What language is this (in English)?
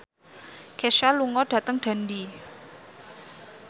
Javanese